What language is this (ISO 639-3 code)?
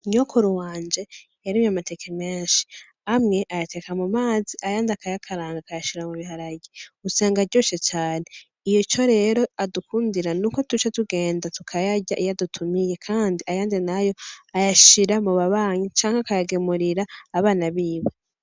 run